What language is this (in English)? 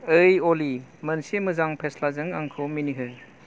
Bodo